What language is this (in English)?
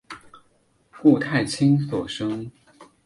Chinese